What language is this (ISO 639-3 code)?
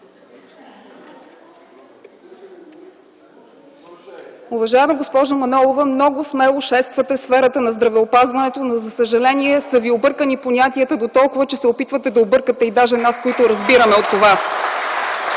bul